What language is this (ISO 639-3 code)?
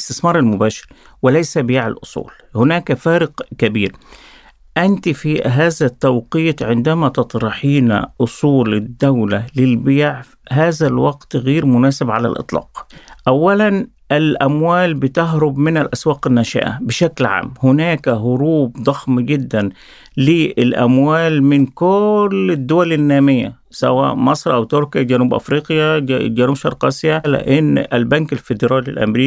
ara